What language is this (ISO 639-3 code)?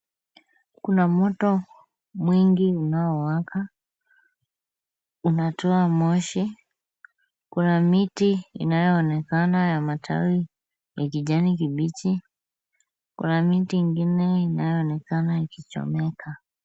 swa